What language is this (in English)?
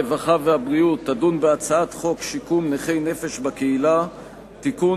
Hebrew